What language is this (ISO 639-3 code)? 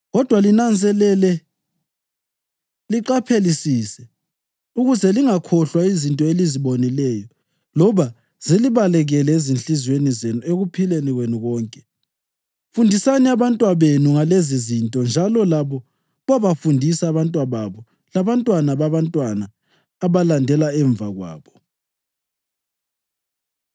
nde